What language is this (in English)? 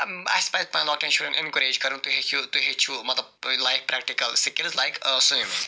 Kashmiri